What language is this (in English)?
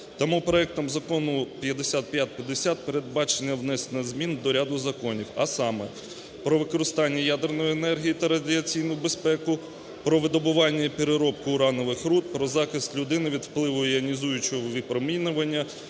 Ukrainian